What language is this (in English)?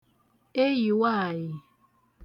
Igbo